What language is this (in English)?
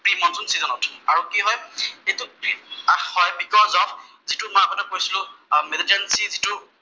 Assamese